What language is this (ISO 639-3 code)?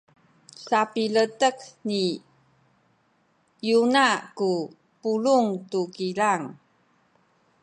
szy